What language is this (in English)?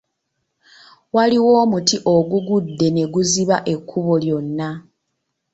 Ganda